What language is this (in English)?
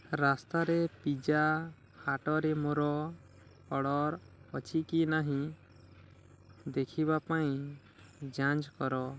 Odia